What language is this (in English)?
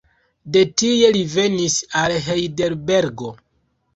Esperanto